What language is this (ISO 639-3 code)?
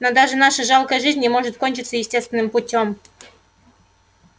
rus